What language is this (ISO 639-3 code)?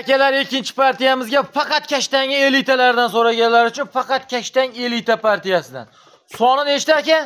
tur